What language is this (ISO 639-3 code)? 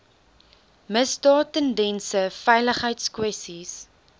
afr